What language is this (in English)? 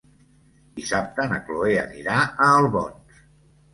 Catalan